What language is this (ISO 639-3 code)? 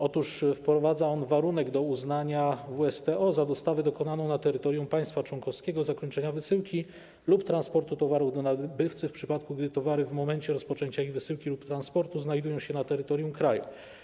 pol